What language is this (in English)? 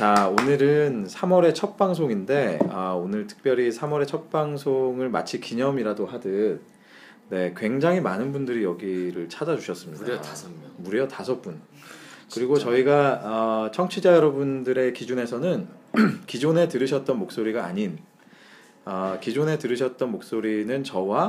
Korean